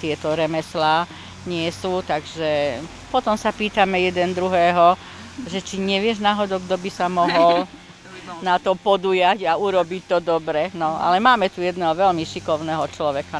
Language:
Slovak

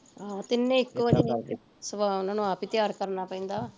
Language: Punjabi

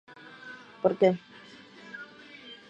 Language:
Spanish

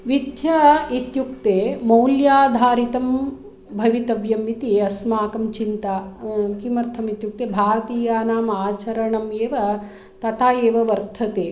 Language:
Sanskrit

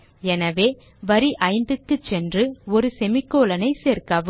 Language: Tamil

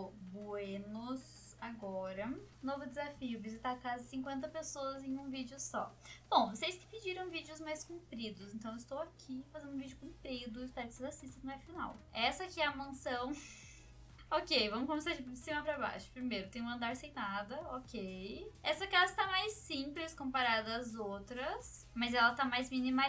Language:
Portuguese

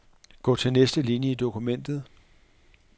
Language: Danish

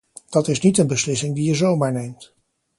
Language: Dutch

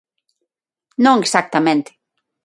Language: Galician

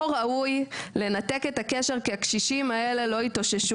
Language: Hebrew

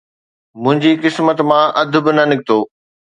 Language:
Sindhi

